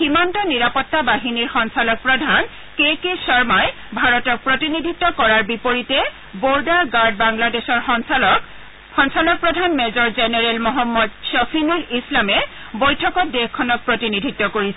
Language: Assamese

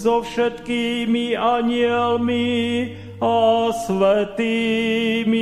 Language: Slovak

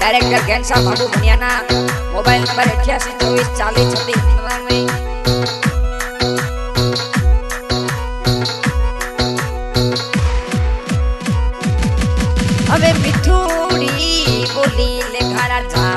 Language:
Romanian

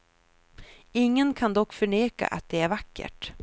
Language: Swedish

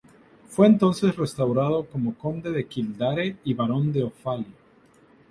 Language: Spanish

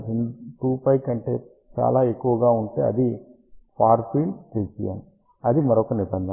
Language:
Telugu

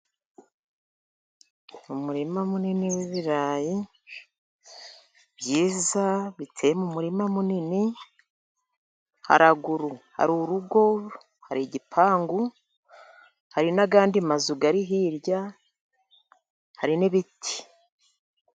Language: Kinyarwanda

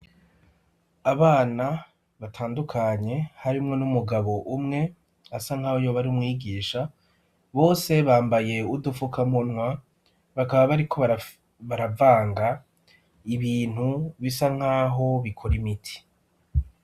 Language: Rundi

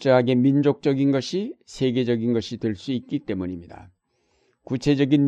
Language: Korean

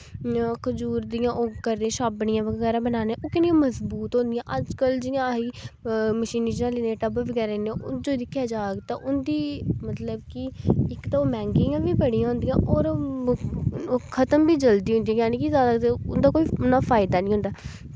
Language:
Dogri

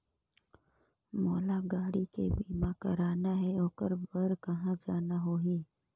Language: Chhattisgarhi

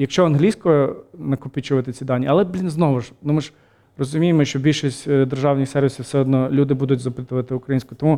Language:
Ukrainian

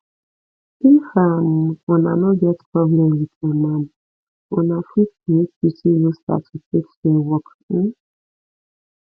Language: Nigerian Pidgin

